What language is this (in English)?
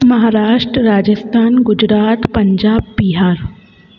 Sindhi